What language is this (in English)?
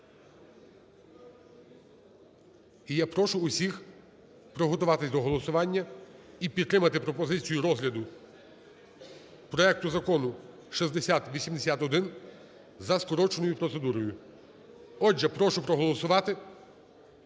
Ukrainian